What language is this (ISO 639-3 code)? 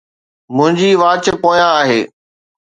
snd